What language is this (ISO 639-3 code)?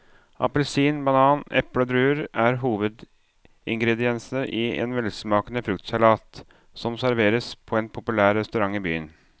nor